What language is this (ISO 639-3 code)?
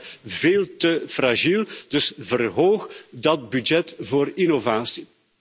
nld